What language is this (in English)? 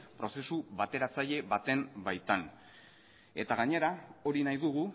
Basque